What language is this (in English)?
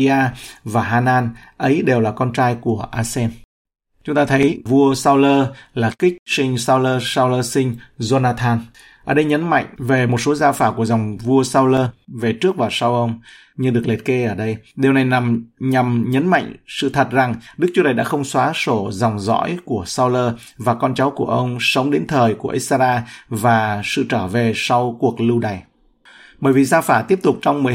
Vietnamese